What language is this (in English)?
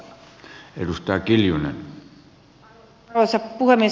Finnish